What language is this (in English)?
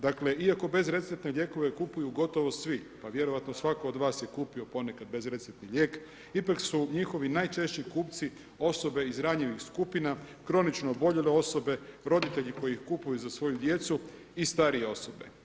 Croatian